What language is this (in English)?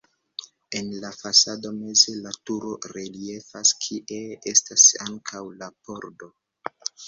Esperanto